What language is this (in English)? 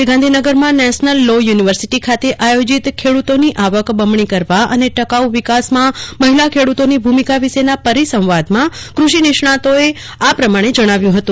Gujarati